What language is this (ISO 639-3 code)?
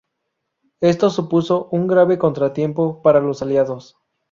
spa